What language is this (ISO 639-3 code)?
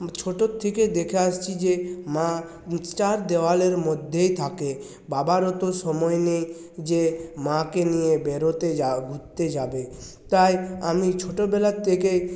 ben